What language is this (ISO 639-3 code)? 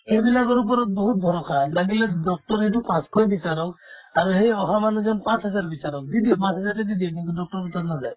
asm